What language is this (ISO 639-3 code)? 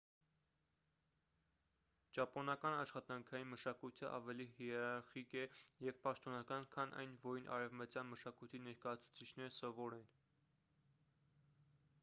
hye